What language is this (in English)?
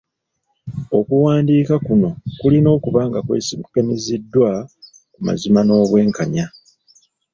Ganda